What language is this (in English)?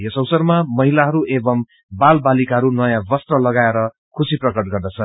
Nepali